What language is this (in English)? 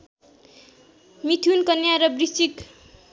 Nepali